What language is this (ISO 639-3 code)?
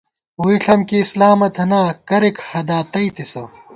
gwt